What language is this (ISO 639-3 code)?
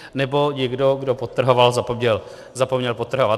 ces